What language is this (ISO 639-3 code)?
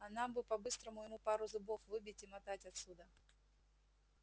rus